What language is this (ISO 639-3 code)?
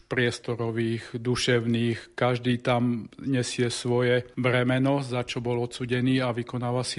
slk